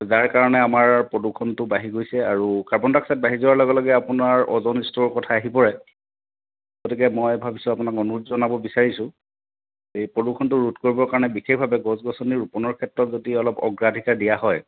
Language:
Assamese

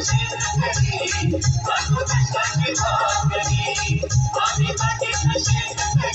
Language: Arabic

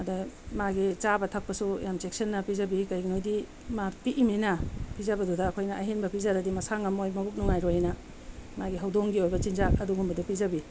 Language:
Manipuri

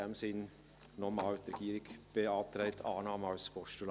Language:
Swiss German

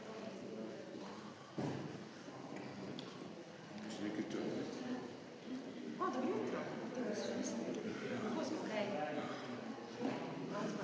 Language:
Slovenian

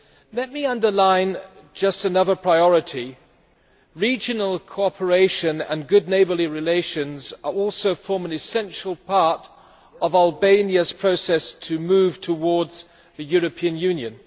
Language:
English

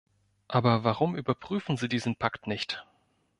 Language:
German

